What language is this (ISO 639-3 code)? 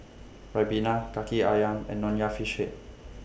eng